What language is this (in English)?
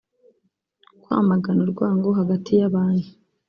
Kinyarwanda